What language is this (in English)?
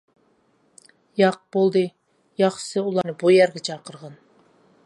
Uyghur